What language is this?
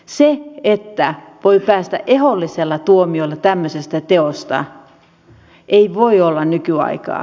Finnish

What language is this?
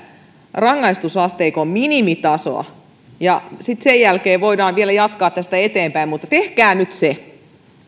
Finnish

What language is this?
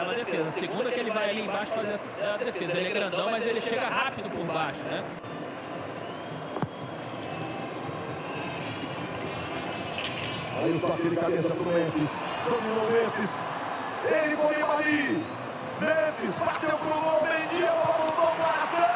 Portuguese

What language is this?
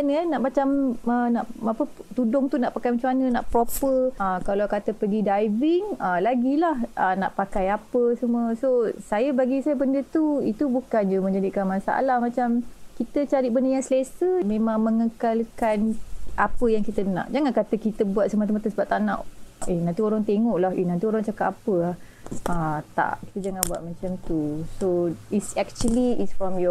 Malay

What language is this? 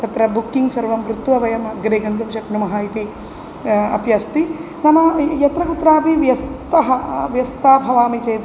Sanskrit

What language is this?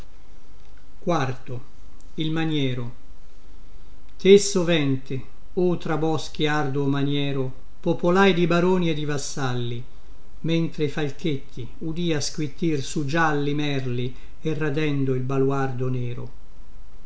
Italian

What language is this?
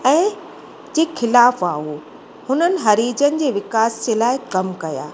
Sindhi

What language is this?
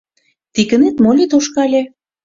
Mari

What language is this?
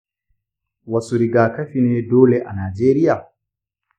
Hausa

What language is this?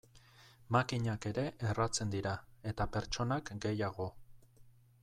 Basque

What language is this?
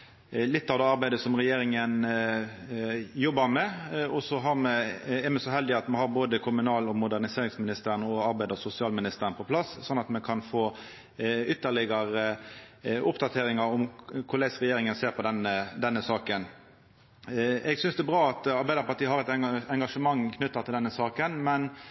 Norwegian Nynorsk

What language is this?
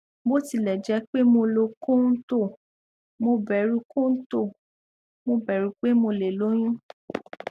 Yoruba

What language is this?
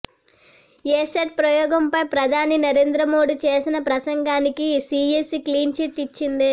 Telugu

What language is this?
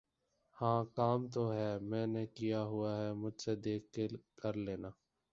Urdu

